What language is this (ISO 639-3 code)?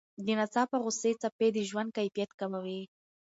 pus